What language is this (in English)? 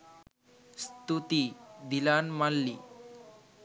Sinhala